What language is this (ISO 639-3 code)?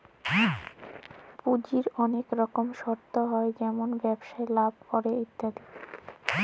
ben